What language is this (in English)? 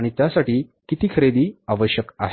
Marathi